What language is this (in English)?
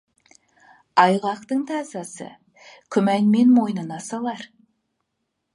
Kazakh